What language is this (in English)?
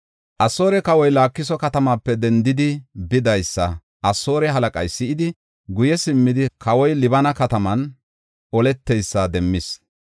Gofa